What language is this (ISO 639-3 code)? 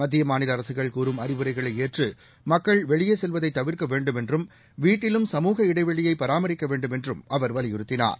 tam